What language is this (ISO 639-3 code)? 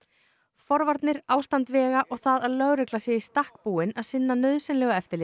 isl